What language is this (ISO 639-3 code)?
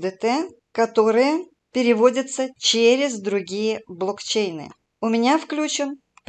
rus